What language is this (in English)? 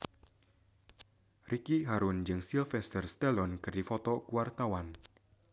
Sundanese